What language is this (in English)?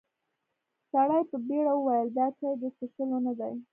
Pashto